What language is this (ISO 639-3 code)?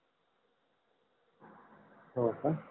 mar